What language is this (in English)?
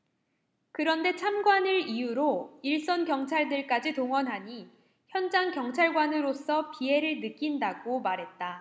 Korean